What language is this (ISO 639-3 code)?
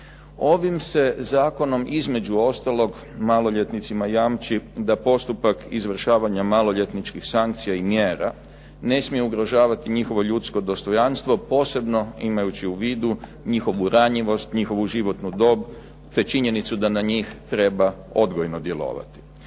hrv